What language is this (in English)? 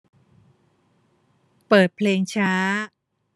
Thai